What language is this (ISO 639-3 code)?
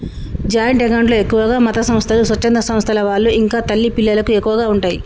tel